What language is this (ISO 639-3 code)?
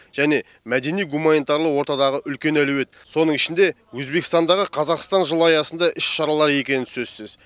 kaz